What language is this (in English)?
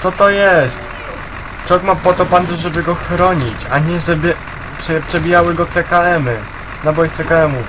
Polish